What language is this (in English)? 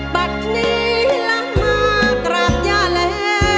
Thai